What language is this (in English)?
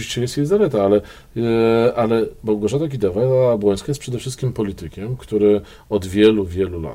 Polish